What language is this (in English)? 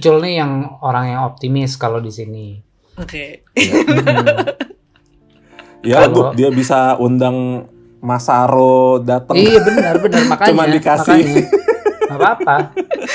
Indonesian